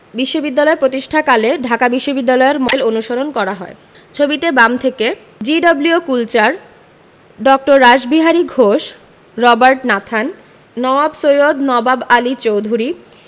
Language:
Bangla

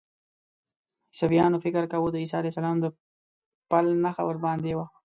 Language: Pashto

